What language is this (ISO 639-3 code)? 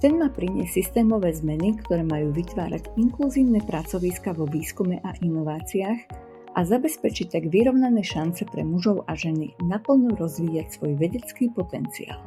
slk